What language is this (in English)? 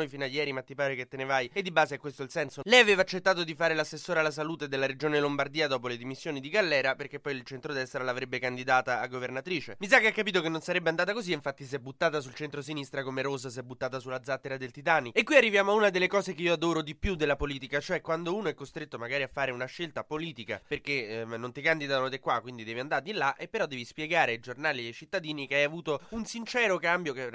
Italian